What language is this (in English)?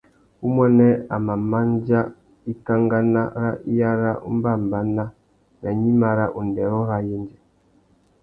Tuki